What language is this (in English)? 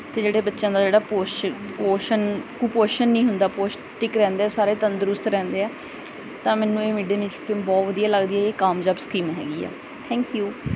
Punjabi